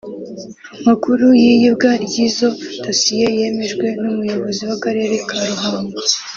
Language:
Kinyarwanda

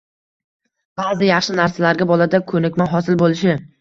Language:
Uzbek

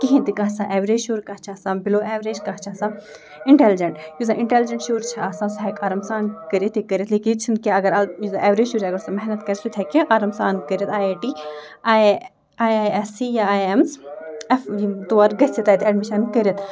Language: Kashmiri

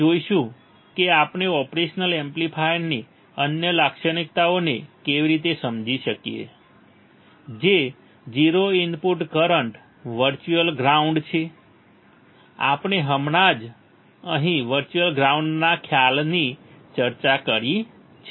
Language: Gujarati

